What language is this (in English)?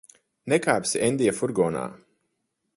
Latvian